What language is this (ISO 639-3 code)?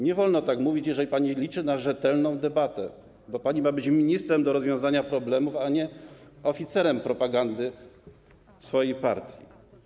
pol